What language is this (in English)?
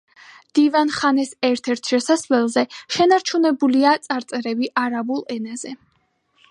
Georgian